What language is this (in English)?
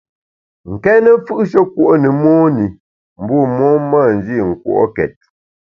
Bamun